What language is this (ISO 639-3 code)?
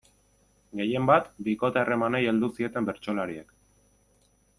eus